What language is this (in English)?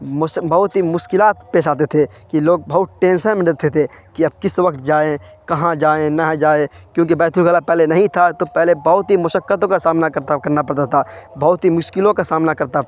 Urdu